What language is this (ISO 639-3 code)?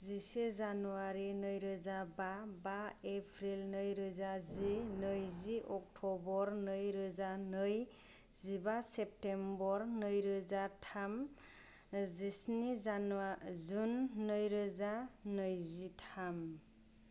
brx